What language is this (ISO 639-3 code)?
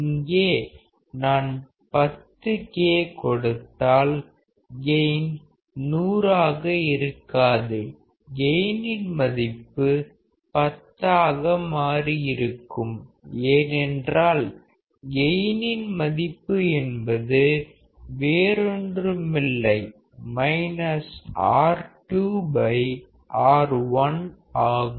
tam